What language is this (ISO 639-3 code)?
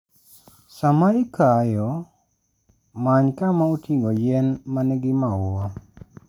luo